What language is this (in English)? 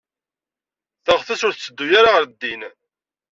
Kabyle